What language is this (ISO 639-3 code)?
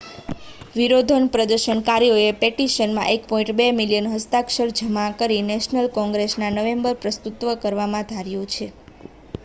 guj